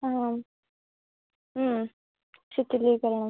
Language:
Sanskrit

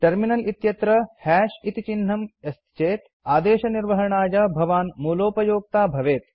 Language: Sanskrit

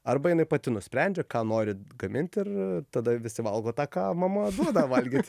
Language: Lithuanian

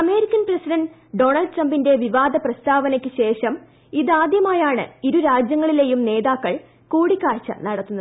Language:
Malayalam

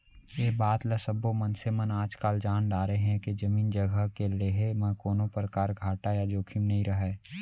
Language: Chhattisgarhi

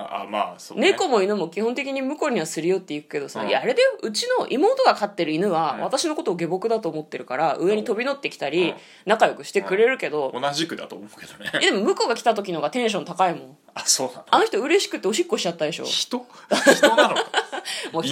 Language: Japanese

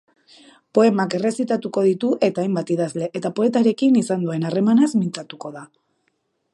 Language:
Basque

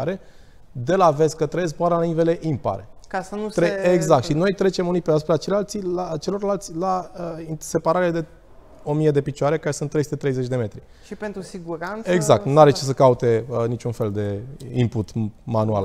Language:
Romanian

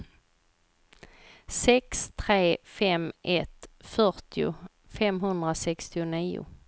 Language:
Swedish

